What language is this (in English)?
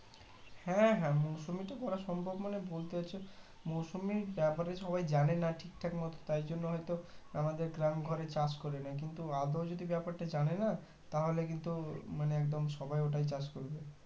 Bangla